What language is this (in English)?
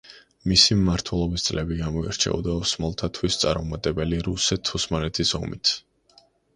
Georgian